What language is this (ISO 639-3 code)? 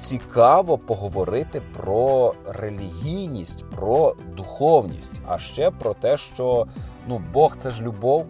ukr